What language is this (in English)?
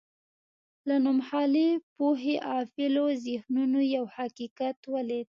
Pashto